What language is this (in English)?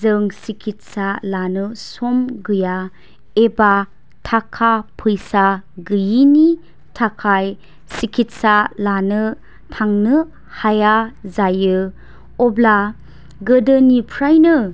Bodo